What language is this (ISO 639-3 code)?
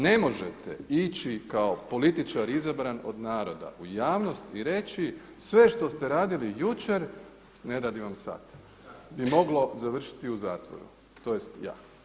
hrv